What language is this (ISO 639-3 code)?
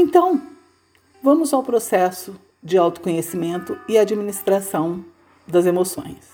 por